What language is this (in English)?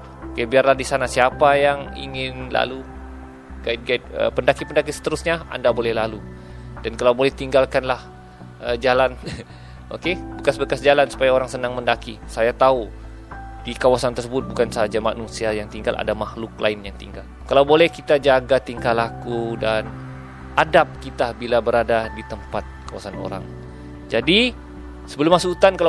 Malay